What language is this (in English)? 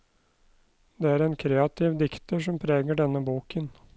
Norwegian